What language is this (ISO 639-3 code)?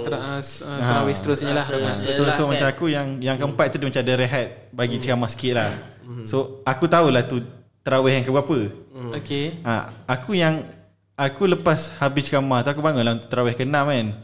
msa